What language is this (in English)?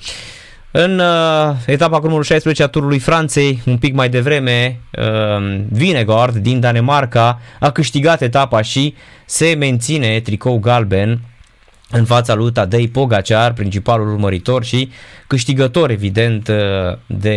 Romanian